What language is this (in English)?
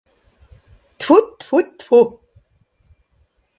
Mari